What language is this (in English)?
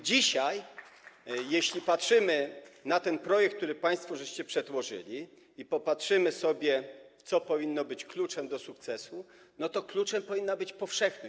Polish